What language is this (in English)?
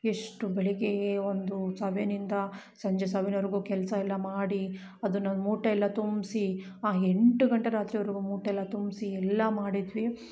Kannada